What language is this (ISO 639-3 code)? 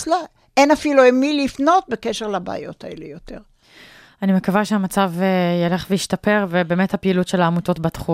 heb